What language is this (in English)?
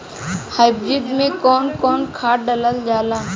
Bhojpuri